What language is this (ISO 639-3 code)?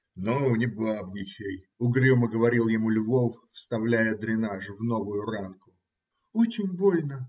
rus